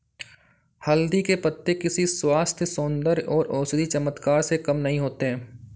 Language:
Hindi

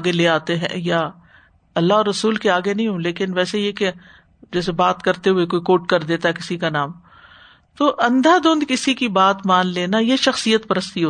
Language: Urdu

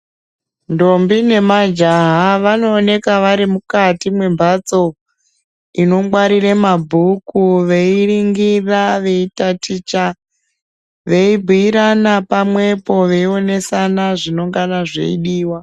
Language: Ndau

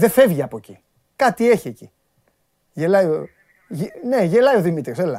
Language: Greek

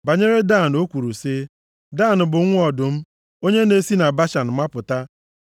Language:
Igbo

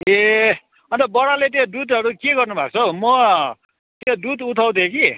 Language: Nepali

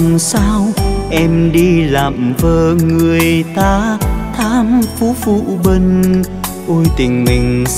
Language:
Vietnamese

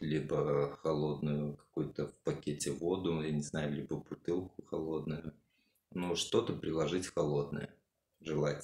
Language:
Russian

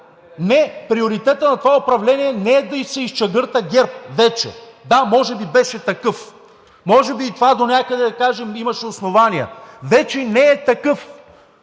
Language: Bulgarian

